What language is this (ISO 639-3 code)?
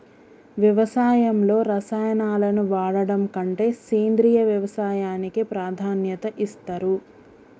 tel